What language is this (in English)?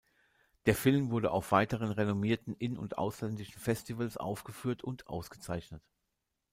German